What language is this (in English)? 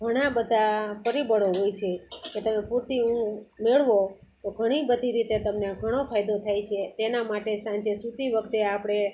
Gujarati